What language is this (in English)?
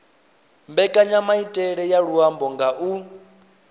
Venda